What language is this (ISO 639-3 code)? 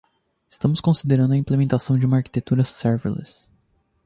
por